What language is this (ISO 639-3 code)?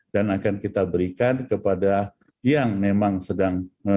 ind